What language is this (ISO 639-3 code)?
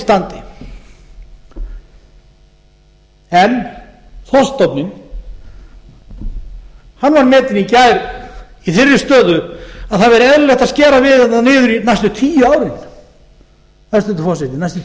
isl